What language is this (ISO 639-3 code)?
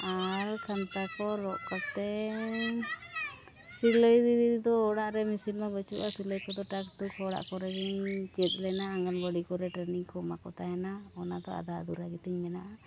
sat